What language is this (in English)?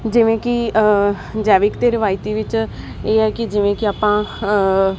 Punjabi